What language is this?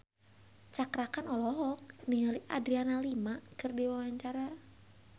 Sundanese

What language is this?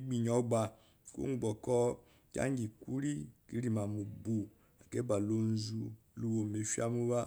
Eloyi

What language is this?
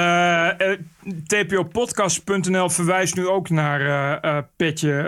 Dutch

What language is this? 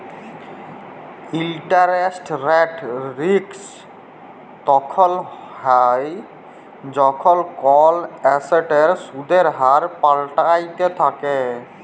Bangla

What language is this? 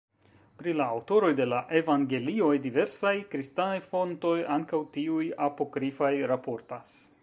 Esperanto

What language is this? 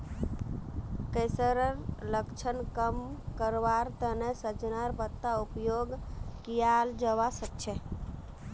Magahi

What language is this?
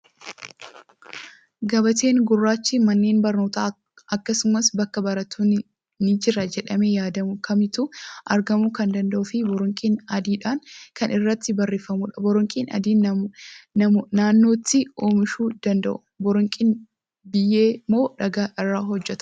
Oromo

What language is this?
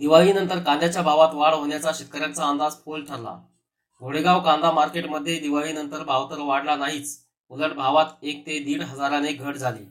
Marathi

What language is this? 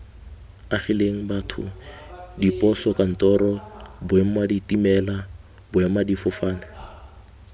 Tswana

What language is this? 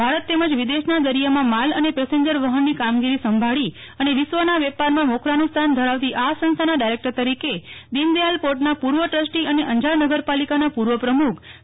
Gujarati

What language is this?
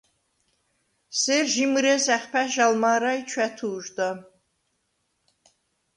Svan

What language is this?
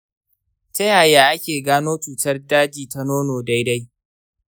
Hausa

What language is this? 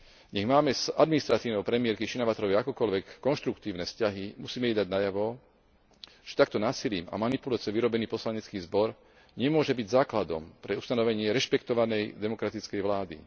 Slovak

